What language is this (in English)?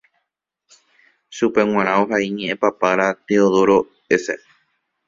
Guarani